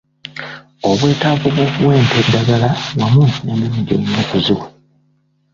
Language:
Ganda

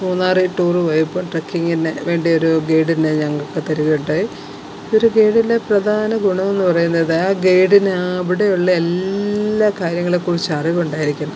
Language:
Malayalam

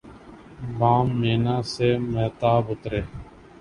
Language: Urdu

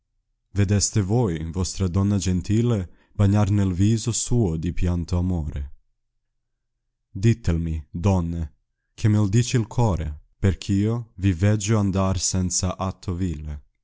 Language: Italian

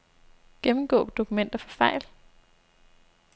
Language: Danish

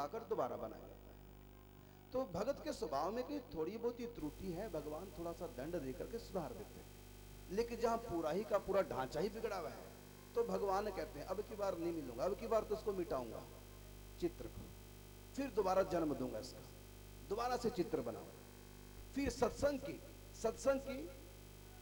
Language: Hindi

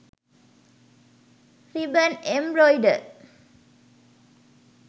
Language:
Sinhala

